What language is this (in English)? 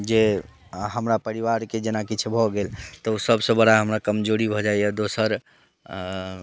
Maithili